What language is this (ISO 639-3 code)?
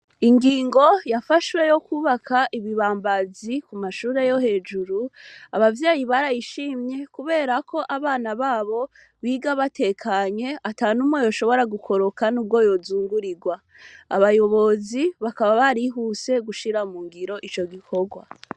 run